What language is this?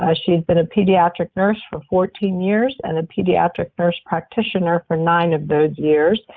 English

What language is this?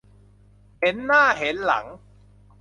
Thai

